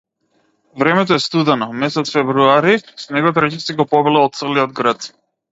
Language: Macedonian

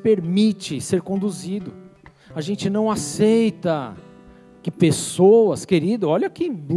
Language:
Portuguese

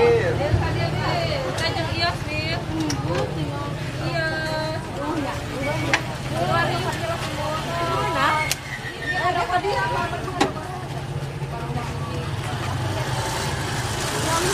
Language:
Indonesian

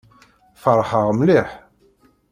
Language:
Kabyle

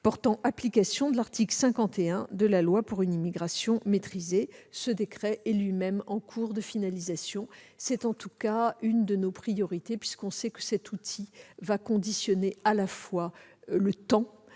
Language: French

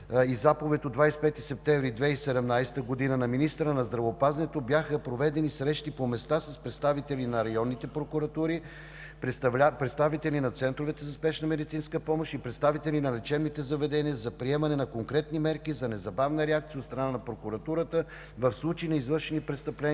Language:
Bulgarian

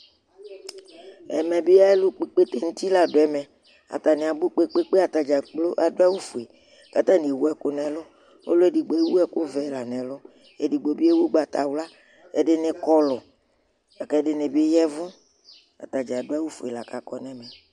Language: Ikposo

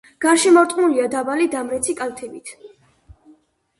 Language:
Georgian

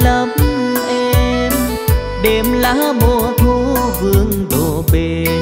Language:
Vietnamese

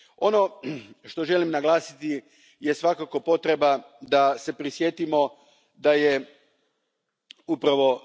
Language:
Croatian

